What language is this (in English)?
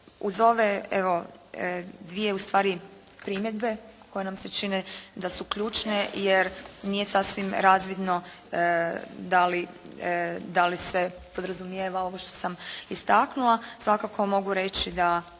Croatian